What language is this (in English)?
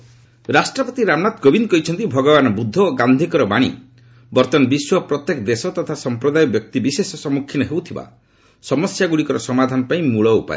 Odia